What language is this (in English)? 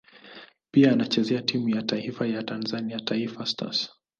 Swahili